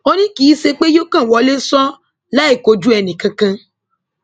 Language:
Yoruba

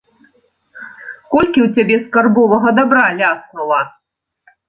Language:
Belarusian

